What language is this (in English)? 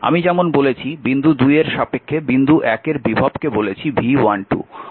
Bangla